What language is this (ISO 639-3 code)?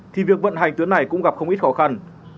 vie